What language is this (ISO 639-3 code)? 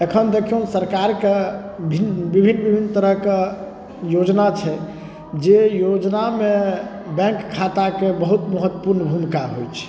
mai